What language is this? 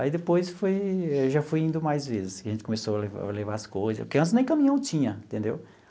Portuguese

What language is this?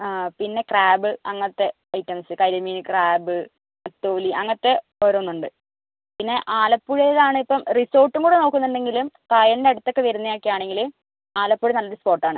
Malayalam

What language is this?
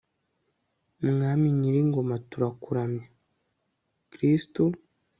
Kinyarwanda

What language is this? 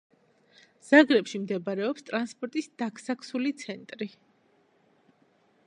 Georgian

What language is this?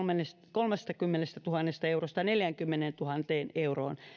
Finnish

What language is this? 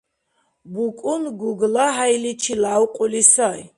Dargwa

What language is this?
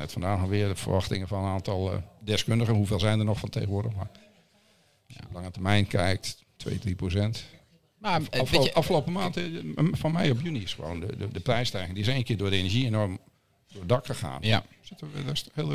Dutch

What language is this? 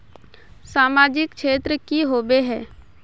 Magahi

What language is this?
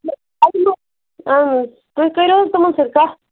Kashmiri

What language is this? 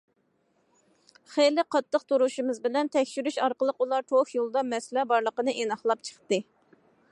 Uyghur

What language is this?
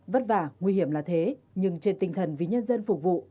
Vietnamese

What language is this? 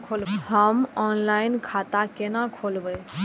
Maithili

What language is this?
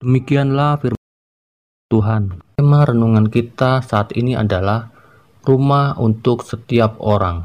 Indonesian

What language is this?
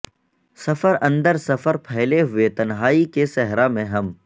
Urdu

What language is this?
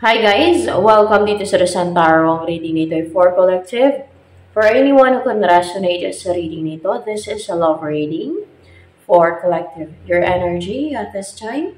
Filipino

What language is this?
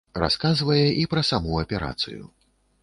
Belarusian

